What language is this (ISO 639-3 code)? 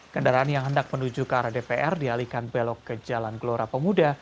ind